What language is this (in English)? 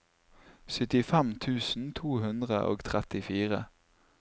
Norwegian